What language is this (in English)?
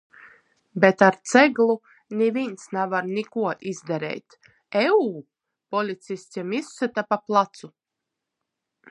Latgalian